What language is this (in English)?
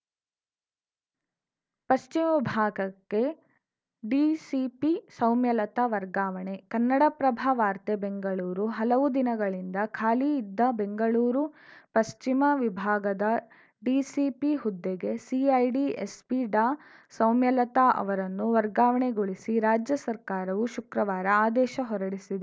Kannada